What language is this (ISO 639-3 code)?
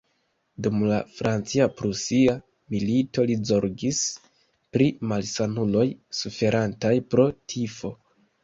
epo